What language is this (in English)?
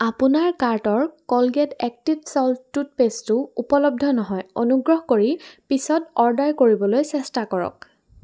Assamese